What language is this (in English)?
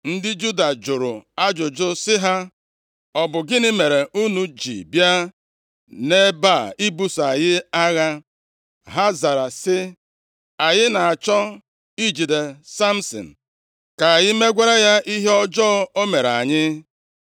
Igbo